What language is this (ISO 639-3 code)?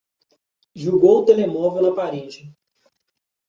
por